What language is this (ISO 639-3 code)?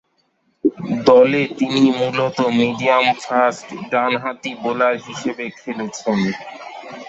ben